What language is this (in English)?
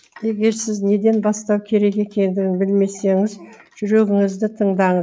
Kazakh